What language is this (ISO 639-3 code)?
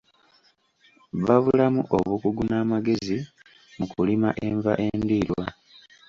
lug